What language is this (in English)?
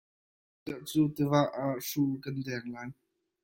Hakha Chin